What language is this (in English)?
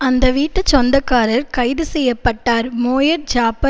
Tamil